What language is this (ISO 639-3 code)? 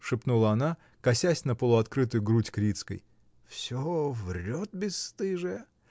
rus